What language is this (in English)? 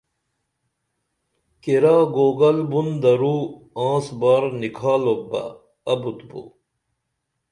Dameli